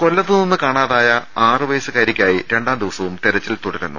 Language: Malayalam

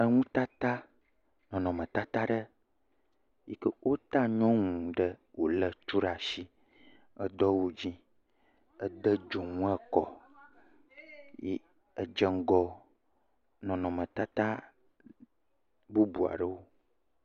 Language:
Ewe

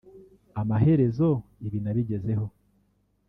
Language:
Kinyarwanda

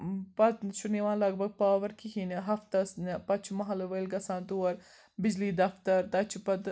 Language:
Kashmiri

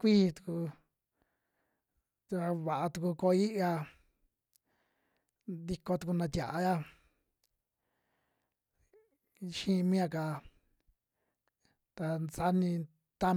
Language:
Western Juxtlahuaca Mixtec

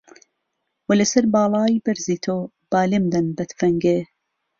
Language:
Central Kurdish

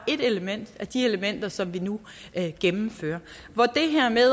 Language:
Danish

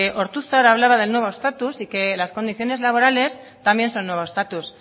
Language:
Spanish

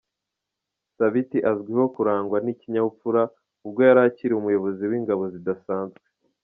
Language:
Kinyarwanda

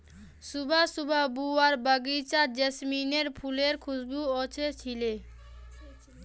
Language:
Magahi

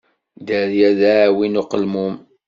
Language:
Kabyle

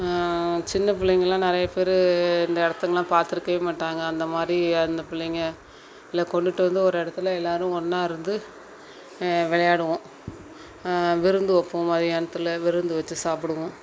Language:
Tamil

